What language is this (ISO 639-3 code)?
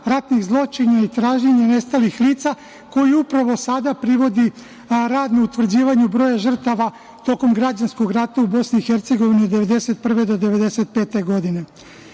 srp